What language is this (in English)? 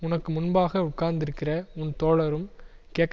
Tamil